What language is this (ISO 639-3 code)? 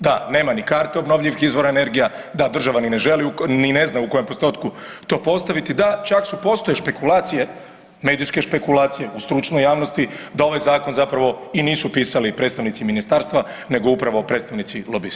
hrv